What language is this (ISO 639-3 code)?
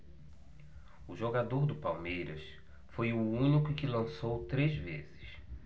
por